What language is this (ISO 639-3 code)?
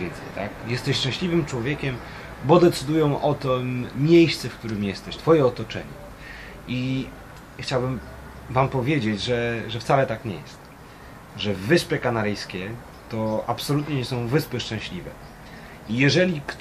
pol